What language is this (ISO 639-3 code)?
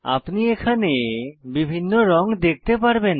ben